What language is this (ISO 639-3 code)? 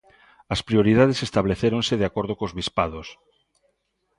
glg